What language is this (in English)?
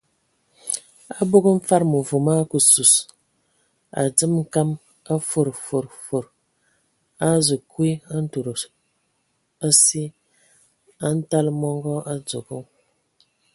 Ewondo